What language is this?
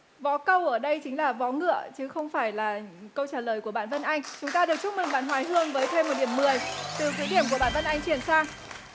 Vietnamese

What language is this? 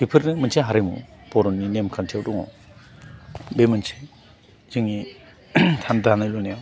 Bodo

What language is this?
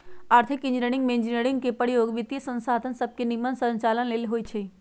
Magahi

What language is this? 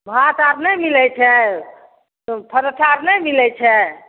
Maithili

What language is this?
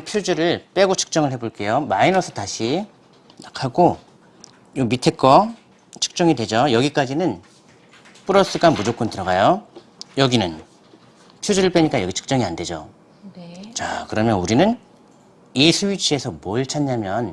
Korean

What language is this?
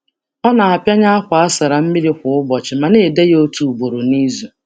Igbo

